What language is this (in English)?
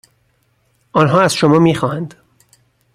Persian